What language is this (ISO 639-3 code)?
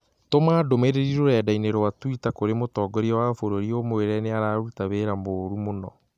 kik